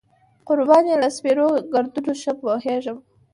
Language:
Pashto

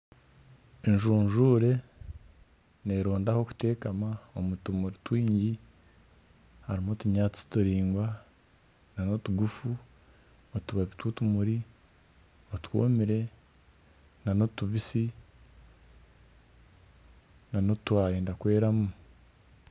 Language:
Nyankole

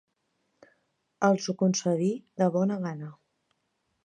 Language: Catalan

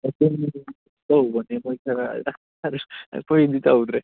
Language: Manipuri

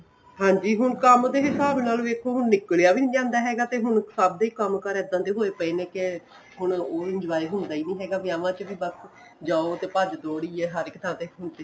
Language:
Punjabi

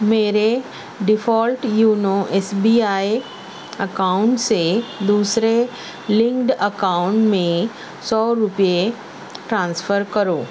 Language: Urdu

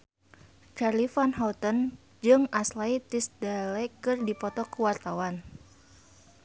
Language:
Sundanese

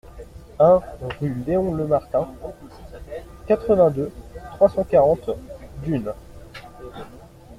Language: French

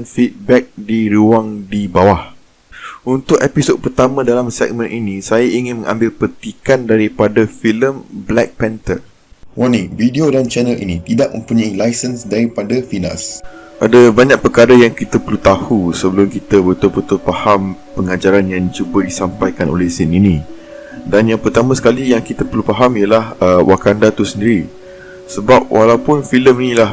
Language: Malay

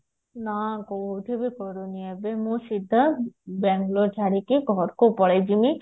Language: Odia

